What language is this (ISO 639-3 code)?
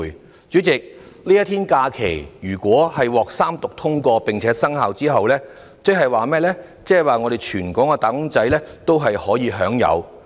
yue